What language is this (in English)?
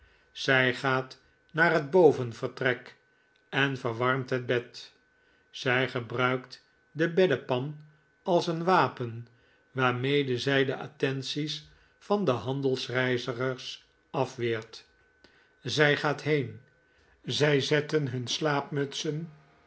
Dutch